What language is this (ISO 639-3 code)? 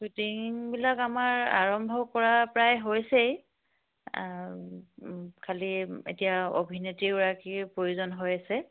asm